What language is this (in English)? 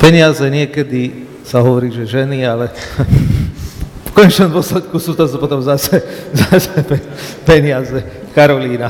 Slovak